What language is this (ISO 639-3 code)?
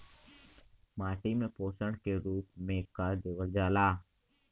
bho